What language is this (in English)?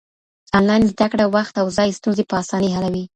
Pashto